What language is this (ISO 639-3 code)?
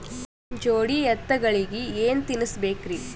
kan